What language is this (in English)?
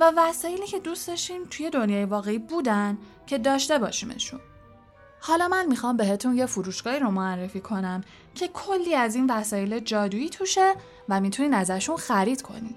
Persian